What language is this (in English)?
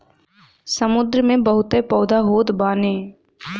Bhojpuri